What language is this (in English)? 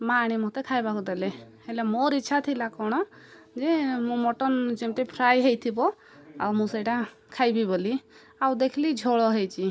Odia